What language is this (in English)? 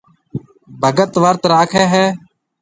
Marwari (Pakistan)